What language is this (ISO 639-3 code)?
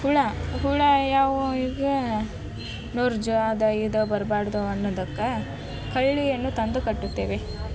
kan